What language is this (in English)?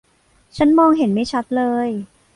Thai